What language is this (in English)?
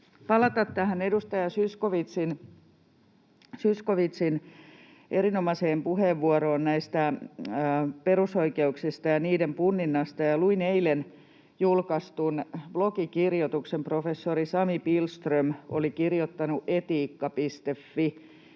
Finnish